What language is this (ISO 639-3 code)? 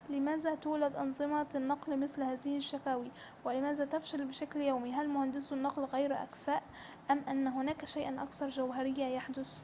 ara